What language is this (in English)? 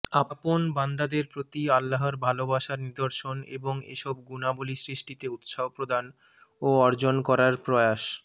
Bangla